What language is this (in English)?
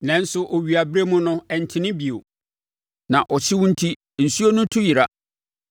Akan